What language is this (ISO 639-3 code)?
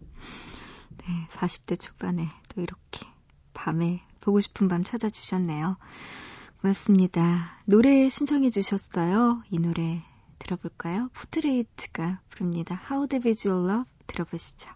kor